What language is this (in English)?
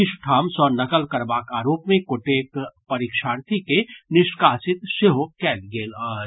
Maithili